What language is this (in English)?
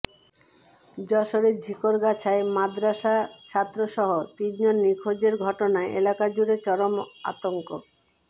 Bangla